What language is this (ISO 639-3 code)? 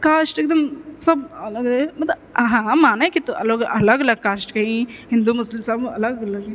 mai